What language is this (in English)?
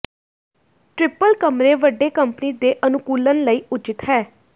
Punjabi